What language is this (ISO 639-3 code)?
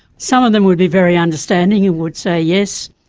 eng